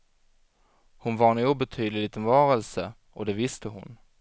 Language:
Swedish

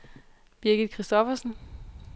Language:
Danish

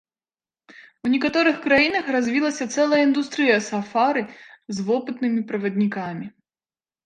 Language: Belarusian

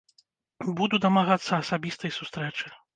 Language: Belarusian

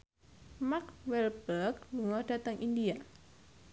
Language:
Javanese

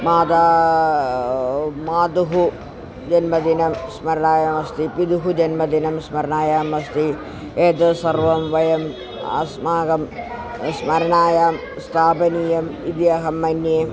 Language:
Sanskrit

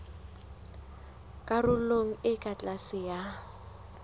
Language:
Southern Sotho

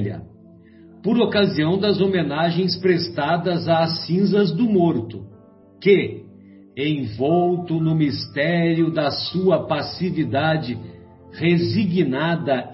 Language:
Portuguese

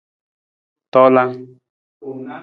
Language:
Nawdm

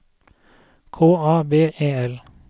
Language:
Norwegian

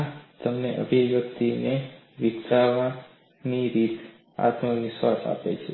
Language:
Gujarati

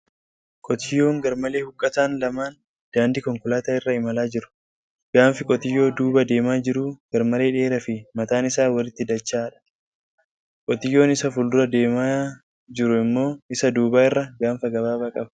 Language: Oromo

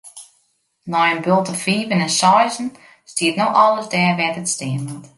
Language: Western Frisian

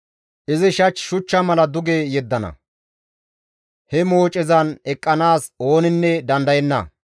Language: Gamo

